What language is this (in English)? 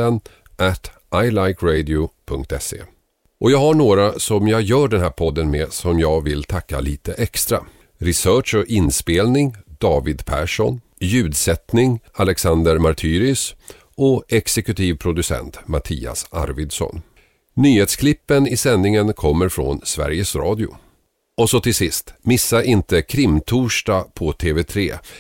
Swedish